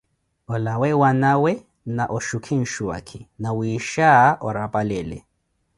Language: Koti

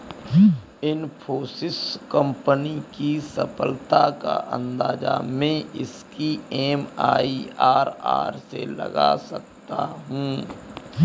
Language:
Hindi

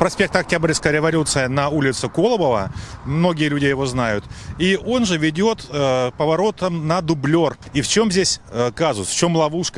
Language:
Russian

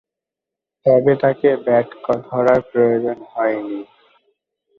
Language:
Bangla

